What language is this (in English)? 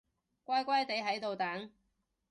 Cantonese